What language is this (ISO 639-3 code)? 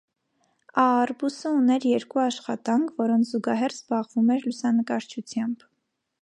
hye